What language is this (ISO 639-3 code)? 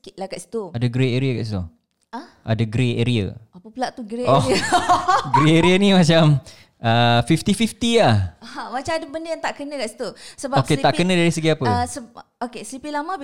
msa